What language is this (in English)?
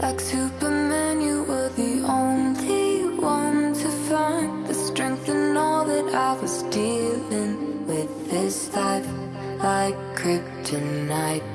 English